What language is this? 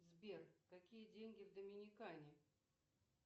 Russian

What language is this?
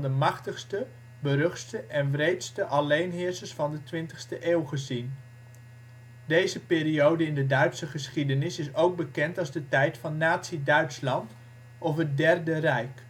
Dutch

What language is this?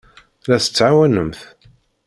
Kabyle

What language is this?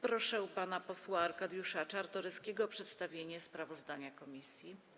Polish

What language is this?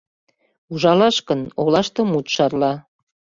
Mari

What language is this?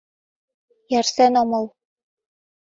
Mari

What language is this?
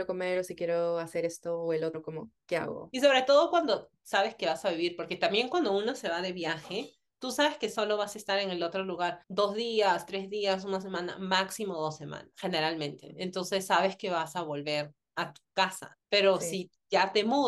Spanish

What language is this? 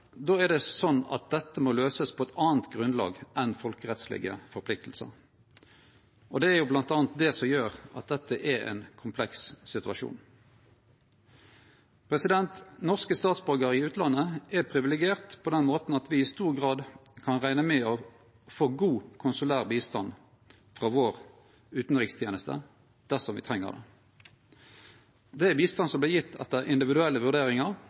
Norwegian Nynorsk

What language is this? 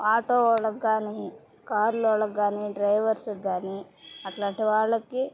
Telugu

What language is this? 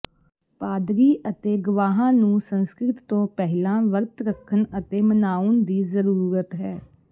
Punjabi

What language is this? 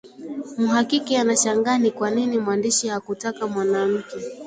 Swahili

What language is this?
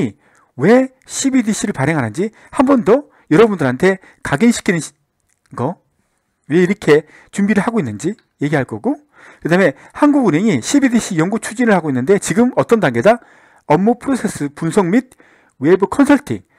Korean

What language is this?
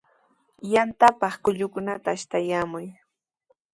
Sihuas Ancash Quechua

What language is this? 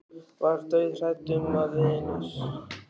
Icelandic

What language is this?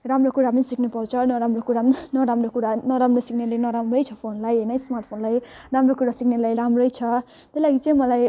Nepali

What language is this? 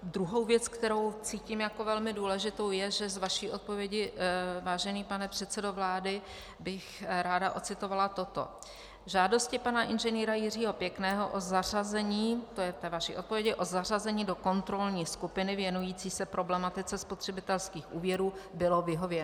Czech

